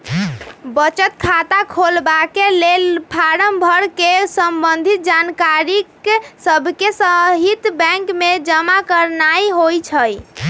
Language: Magahi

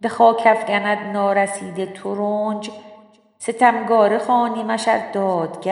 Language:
Persian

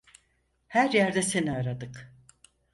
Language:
Turkish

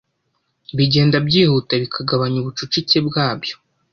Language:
Kinyarwanda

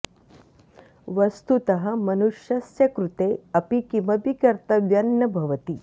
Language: Sanskrit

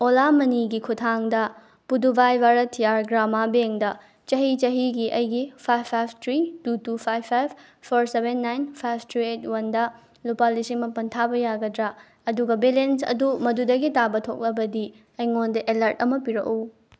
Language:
Manipuri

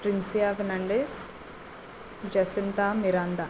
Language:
Konkani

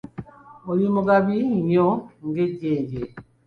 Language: Ganda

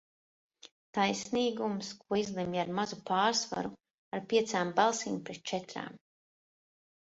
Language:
Latvian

